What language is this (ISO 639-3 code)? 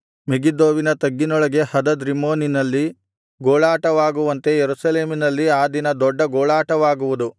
kan